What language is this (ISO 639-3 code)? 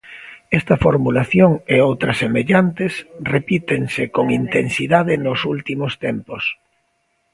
glg